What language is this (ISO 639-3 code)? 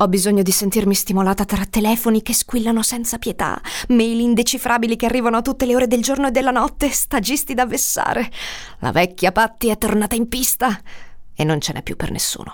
ita